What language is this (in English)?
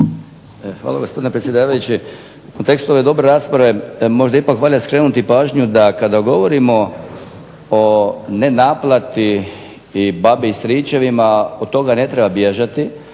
Croatian